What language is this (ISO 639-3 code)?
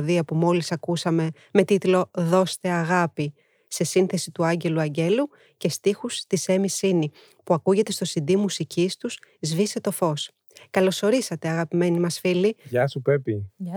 ell